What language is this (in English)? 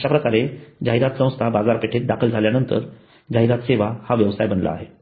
Marathi